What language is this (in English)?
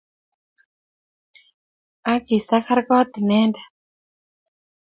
Kalenjin